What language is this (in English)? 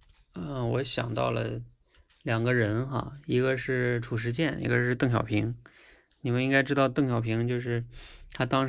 Chinese